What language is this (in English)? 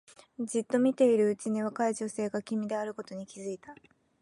Japanese